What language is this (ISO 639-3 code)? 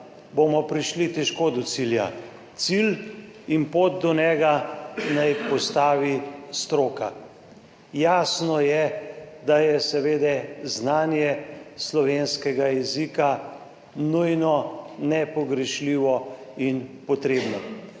slv